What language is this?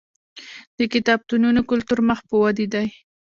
Pashto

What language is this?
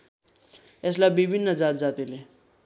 Nepali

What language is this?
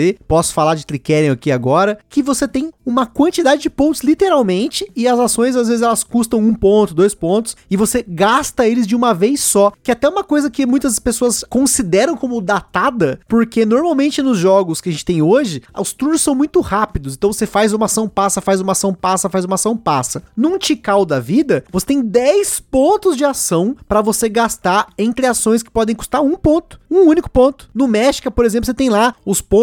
Portuguese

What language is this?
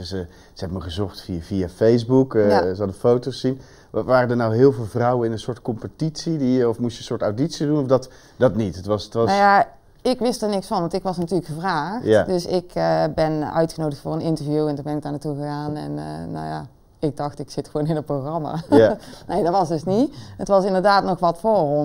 Dutch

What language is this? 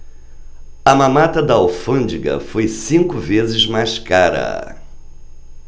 Portuguese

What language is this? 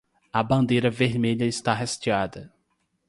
Portuguese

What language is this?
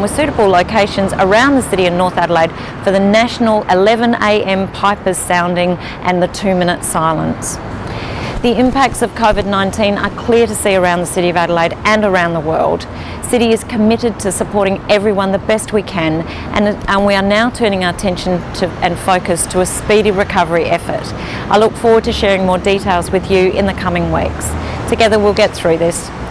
English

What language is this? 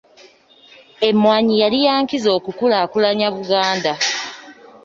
Ganda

